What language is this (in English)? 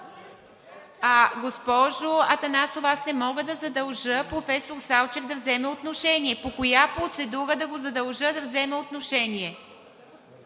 Bulgarian